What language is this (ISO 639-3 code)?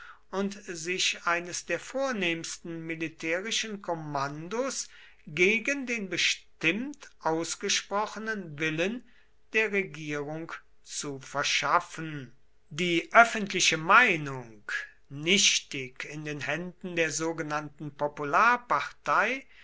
deu